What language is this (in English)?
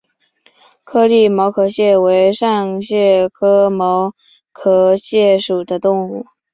Chinese